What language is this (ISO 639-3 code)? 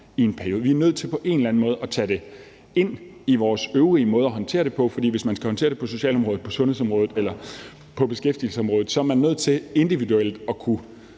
dan